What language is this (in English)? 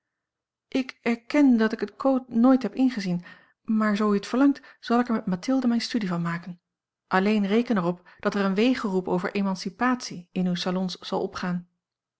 Dutch